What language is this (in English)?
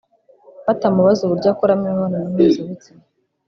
Kinyarwanda